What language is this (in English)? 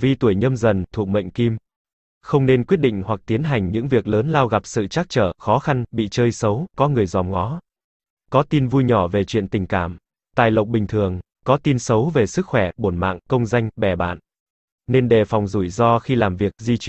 Vietnamese